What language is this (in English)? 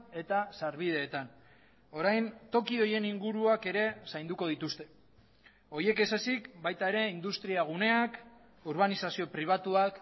Basque